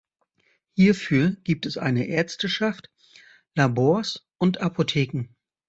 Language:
German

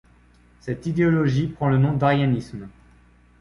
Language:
French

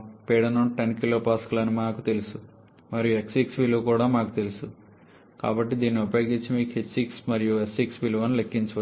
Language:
Telugu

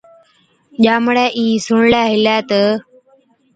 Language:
Od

